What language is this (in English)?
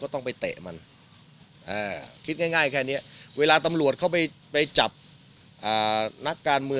Thai